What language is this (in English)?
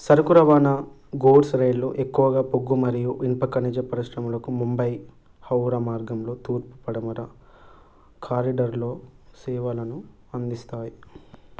Telugu